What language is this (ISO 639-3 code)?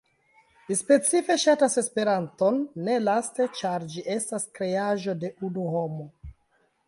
epo